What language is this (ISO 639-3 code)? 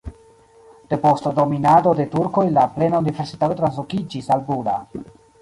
epo